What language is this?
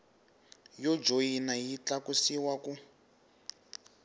Tsonga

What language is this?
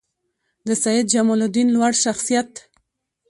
Pashto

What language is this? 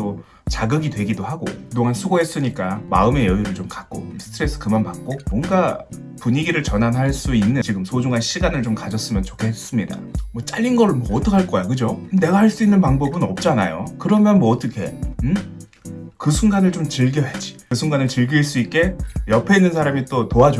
Korean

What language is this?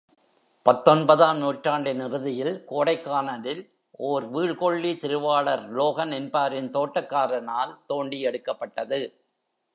Tamil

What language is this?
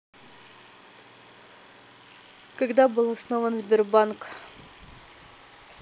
Russian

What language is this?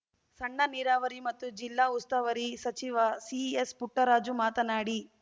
Kannada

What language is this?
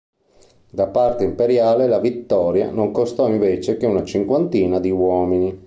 Italian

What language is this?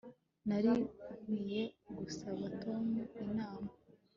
Kinyarwanda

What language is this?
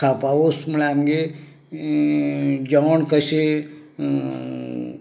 Konkani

